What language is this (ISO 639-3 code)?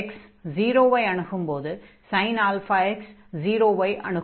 tam